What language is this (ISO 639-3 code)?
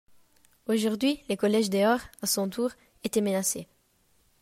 fra